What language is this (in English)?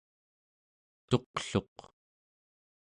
Central Yupik